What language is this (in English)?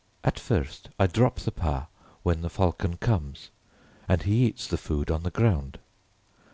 English